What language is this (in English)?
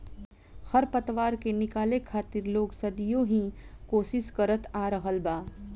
Bhojpuri